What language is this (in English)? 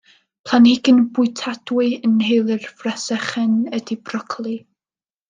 Welsh